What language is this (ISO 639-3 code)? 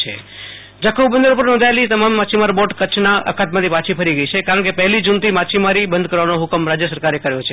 guj